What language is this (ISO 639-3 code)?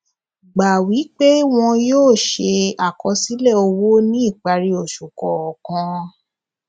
yor